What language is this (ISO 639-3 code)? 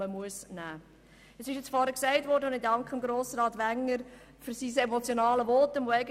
gsw